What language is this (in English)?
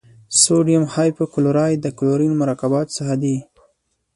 Pashto